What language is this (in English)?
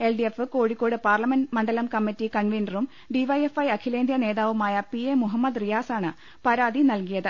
Malayalam